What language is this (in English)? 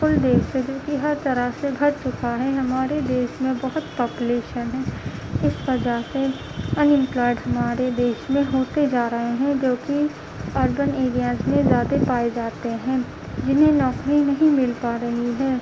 Urdu